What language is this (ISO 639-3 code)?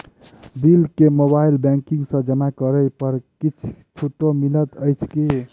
mai